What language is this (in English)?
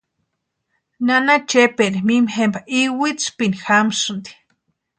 Western Highland Purepecha